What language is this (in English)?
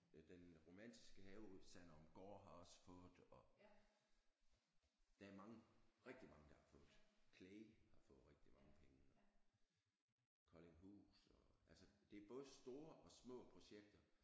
Danish